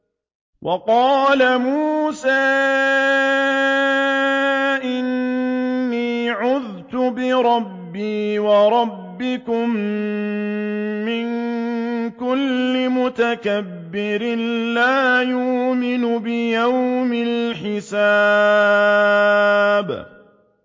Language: Arabic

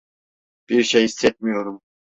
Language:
Turkish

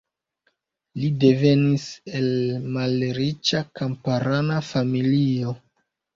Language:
Esperanto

